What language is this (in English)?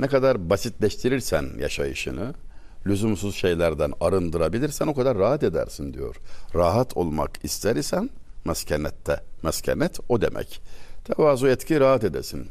Turkish